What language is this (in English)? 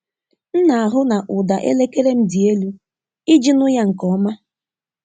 Igbo